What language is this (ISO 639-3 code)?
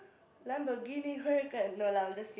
eng